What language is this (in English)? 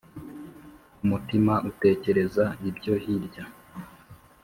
Kinyarwanda